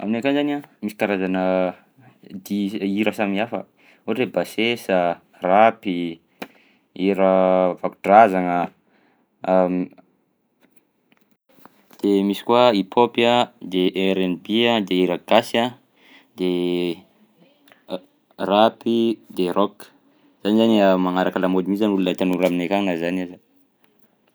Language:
Southern Betsimisaraka Malagasy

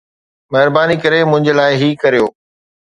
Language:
Sindhi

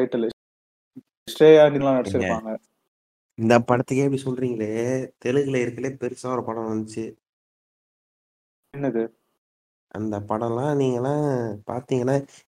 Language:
Tamil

